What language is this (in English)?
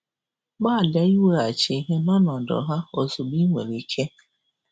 Igbo